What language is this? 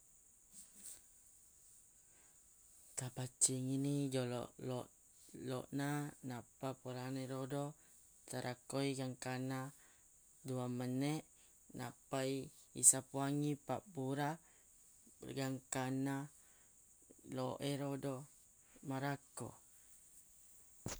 Buginese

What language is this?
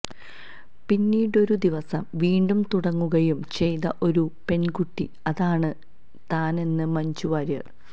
Malayalam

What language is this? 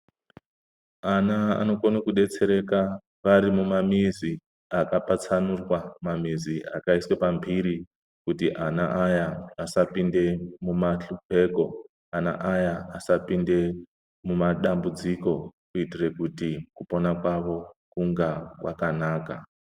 Ndau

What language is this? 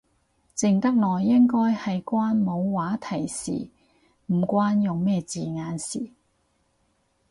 Cantonese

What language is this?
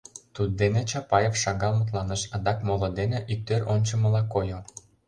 Mari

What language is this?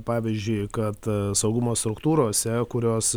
Lithuanian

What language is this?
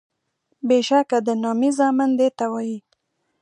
Pashto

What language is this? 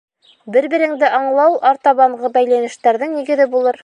Bashkir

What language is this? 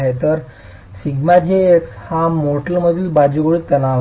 Marathi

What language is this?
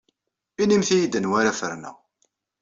Kabyle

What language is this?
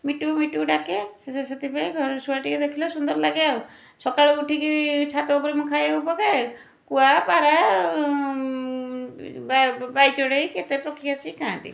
Odia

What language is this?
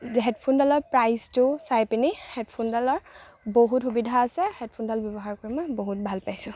Assamese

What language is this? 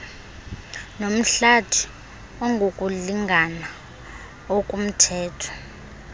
Xhosa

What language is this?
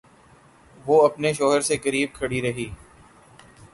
Urdu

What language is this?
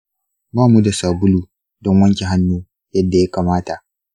Hausa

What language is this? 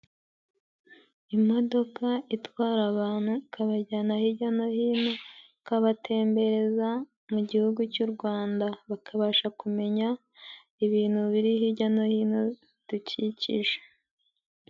Kinyarwanda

